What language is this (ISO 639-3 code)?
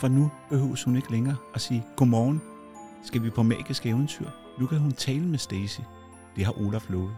dan